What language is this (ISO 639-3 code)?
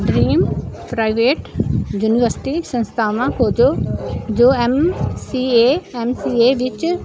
pan